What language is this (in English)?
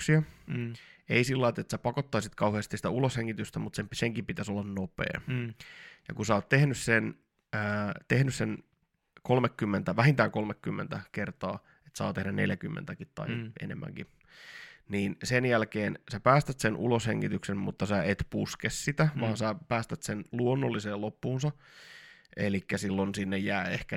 Finnish